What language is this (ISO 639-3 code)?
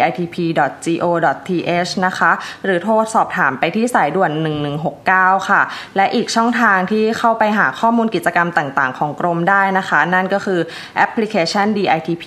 tha